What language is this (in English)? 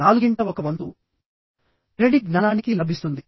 Telugu